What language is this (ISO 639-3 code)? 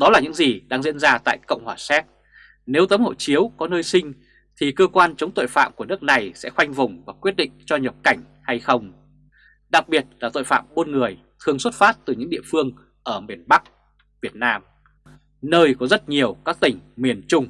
vie